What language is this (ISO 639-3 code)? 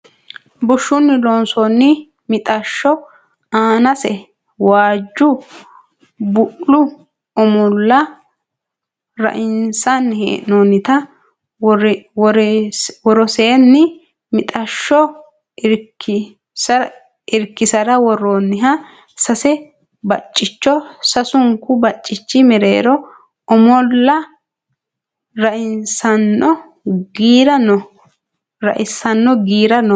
sid